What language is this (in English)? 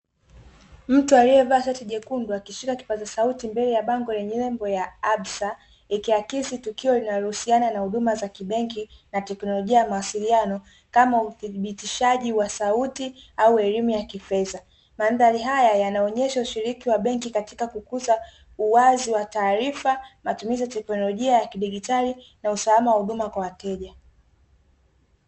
Swahili